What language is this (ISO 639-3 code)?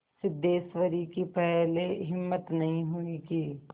hin